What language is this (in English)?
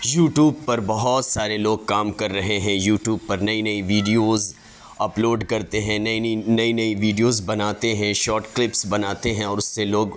Urdu